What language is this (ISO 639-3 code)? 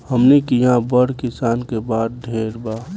bho